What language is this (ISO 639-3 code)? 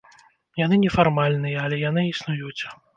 bel